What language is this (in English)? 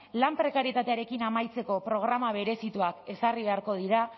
Basque